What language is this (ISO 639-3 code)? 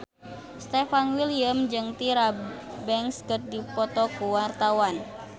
sun